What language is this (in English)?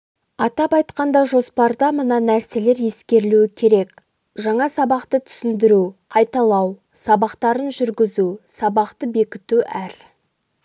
Kazakh